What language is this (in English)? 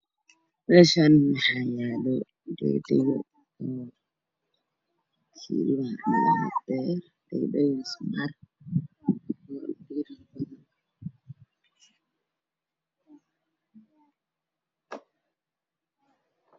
Somali